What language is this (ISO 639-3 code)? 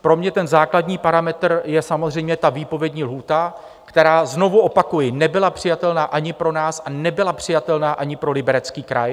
ces